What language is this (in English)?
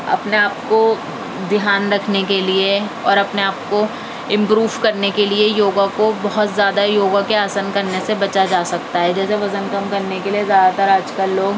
Urdu